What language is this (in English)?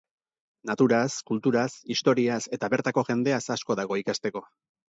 Basque